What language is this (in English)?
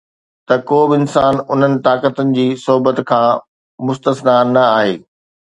Sindhi